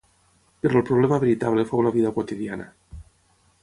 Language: Catalan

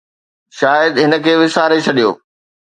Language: Sindhi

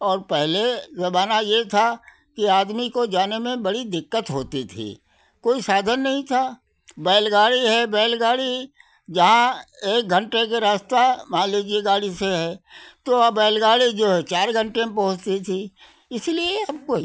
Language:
Hindi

